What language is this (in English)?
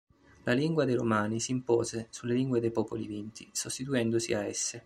Italian